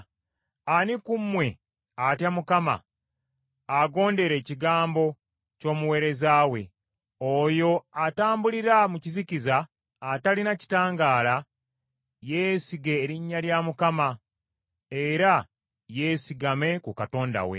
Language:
Ganda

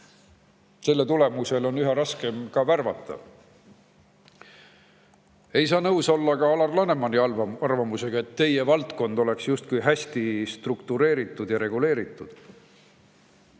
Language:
Estonian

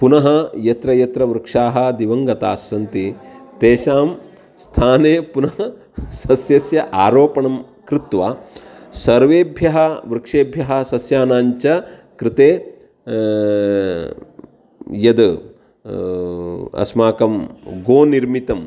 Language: Sanskrit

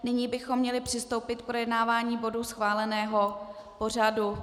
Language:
Czech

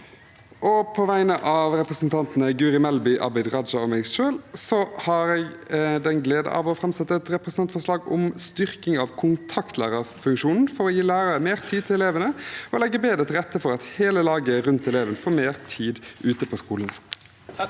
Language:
Norwegian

